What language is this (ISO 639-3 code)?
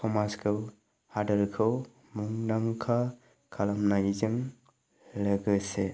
brx